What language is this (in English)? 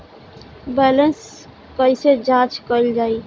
Bhojpuri